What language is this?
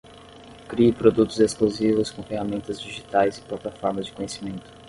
Portuguese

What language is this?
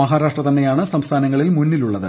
Malayalam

